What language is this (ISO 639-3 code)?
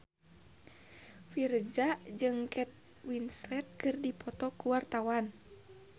sun